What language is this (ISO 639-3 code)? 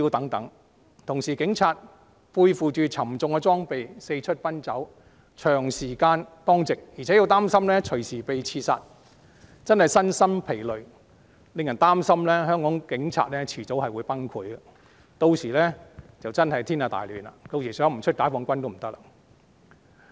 yue